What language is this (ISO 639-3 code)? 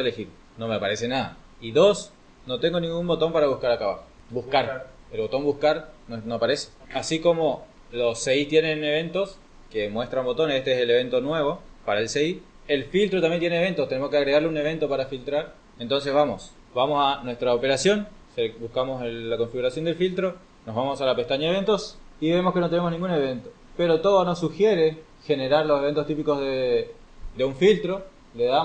spa